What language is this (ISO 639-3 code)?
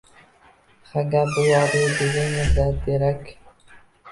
uzb